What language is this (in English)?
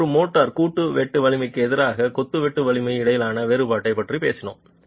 Tamil